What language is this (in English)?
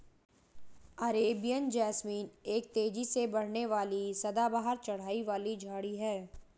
Hindi